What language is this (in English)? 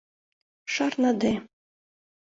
Mari